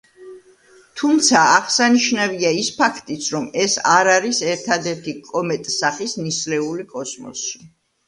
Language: Georgian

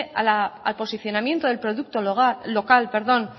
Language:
Spanish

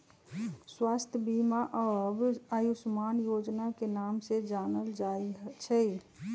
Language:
Magahi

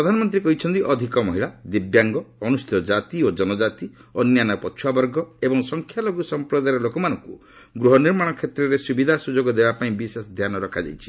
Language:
Odia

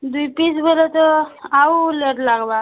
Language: Odia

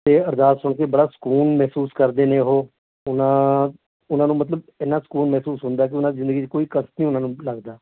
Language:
Punjabi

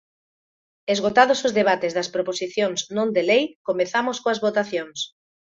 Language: Galician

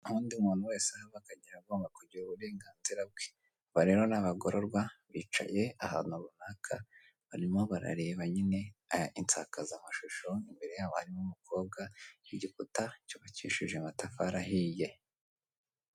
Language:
Kinyarwanda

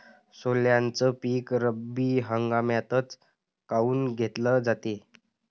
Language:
Marathi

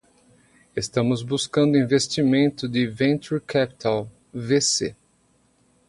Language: Portuguese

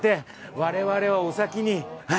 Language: Japanese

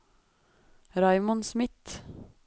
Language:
Norwegian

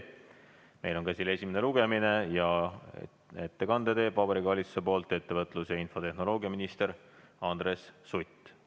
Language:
Estonian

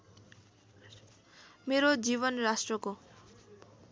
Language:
Nepali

